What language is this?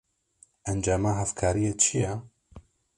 Kurdish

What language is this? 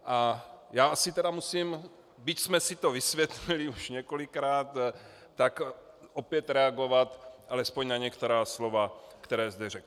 Czech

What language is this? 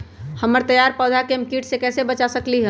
Magahi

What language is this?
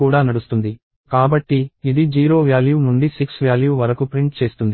Telugu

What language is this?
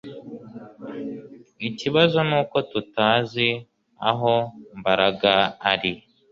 Kinyarwanda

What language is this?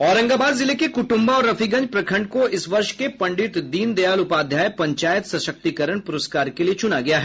Hindi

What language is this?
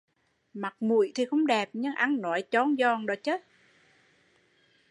Vietnamese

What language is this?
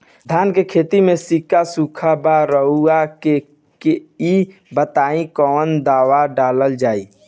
Bhojpuri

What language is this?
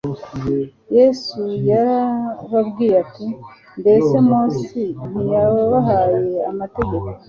Kinyarwanda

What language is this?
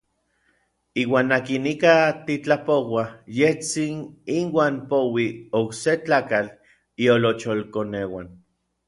Orizaba Nahuatl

